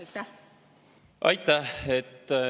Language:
Estonian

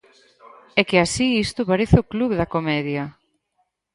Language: Galician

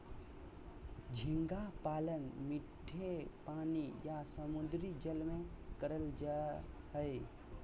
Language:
Magahi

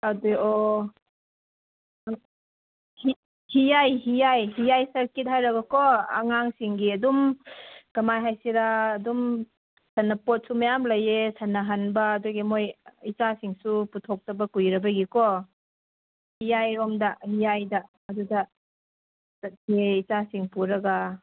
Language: Manipuri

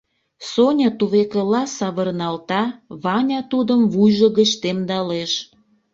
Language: Mari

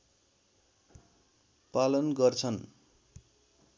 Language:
Nepali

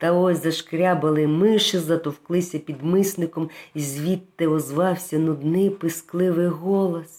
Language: Ukrainian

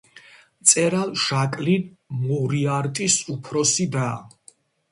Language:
Georgian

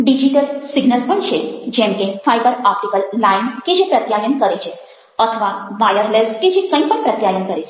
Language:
Gujarati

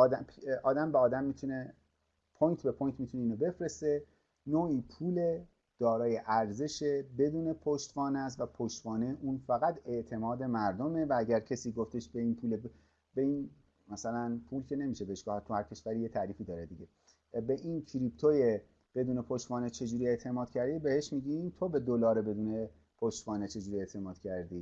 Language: Persian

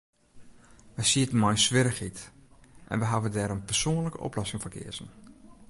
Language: Western Frisian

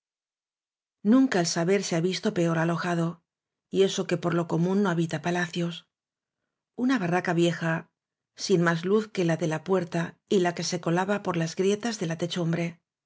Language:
Spanish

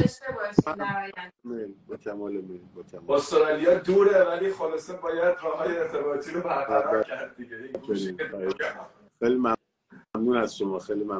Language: Persian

